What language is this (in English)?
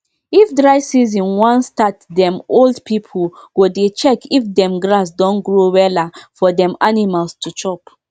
Nigerian Pidgin